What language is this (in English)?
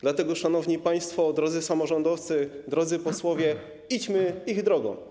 Polish